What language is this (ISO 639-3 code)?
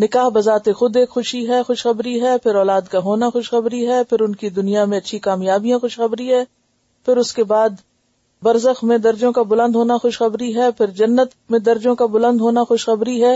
urd